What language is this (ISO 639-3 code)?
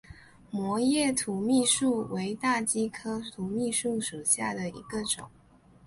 zho